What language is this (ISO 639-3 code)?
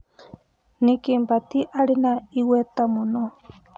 kik